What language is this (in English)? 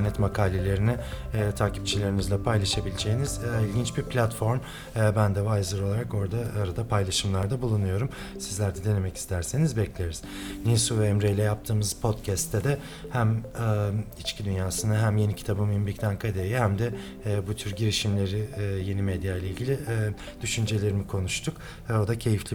Turkish